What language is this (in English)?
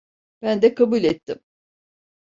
Turkish